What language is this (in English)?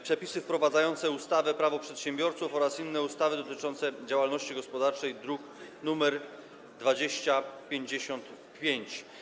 Polish